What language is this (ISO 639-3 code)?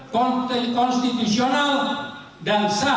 ind